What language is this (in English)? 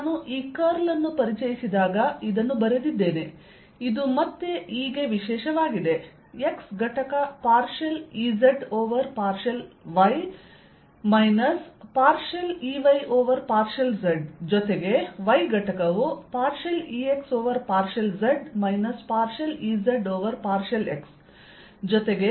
Kannada